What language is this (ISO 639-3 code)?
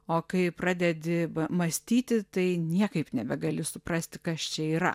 lit